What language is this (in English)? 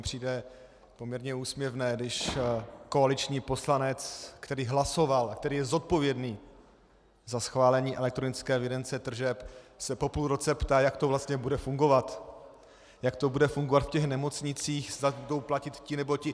Czech